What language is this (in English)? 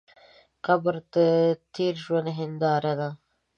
Pashto